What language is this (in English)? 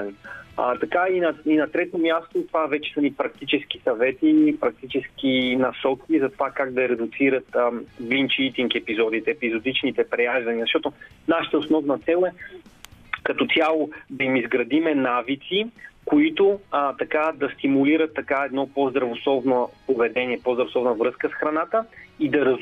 Bulgarian